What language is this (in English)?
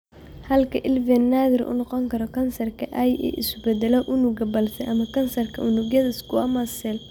Somali